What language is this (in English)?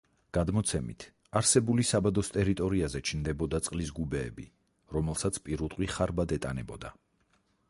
Georgian